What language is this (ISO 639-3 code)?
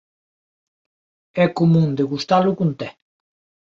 glg